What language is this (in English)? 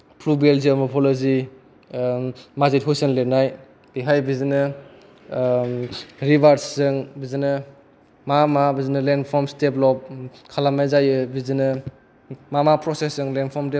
Bodo